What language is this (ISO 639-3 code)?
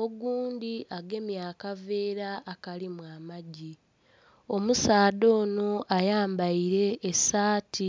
xog